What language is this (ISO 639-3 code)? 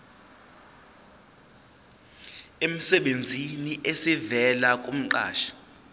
zul